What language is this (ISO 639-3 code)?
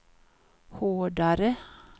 swe